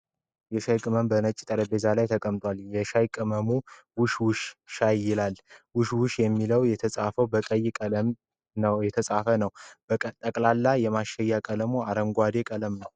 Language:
Amharic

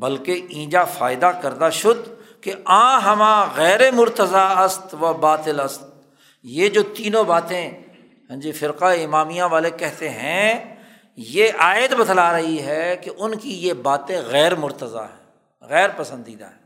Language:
Urdu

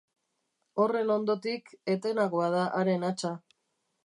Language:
Basque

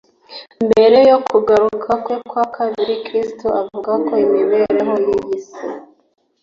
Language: Kinyarwanda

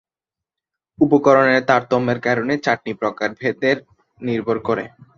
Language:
Bangla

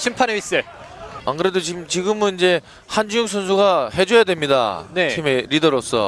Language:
Korean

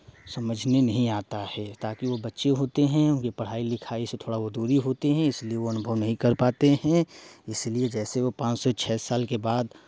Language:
Hindi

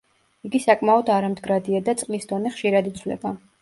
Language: Georgian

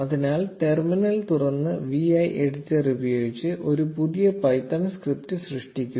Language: Malayalam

